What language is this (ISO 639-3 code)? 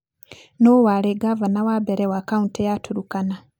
kik